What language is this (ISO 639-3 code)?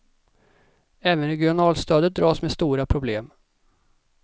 swe